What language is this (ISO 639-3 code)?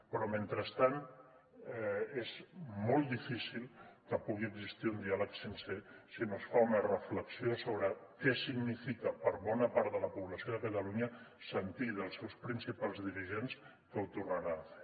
cat